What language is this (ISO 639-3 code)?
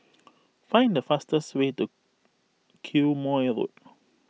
eng